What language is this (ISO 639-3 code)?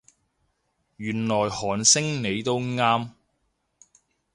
yue